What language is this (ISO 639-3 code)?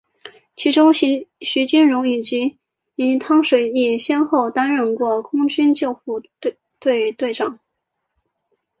zho